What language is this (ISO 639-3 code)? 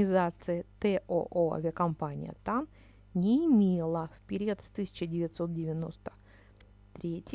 rus